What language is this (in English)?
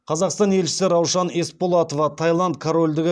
Kazakh